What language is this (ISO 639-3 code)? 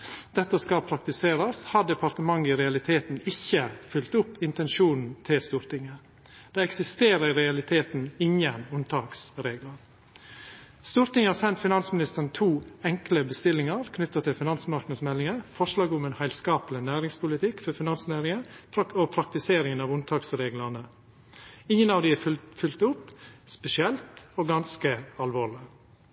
nno